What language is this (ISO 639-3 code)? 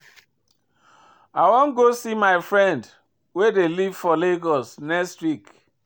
pcm